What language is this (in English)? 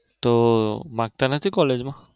Gujarati